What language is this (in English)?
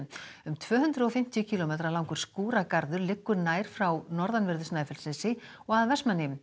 Icelandic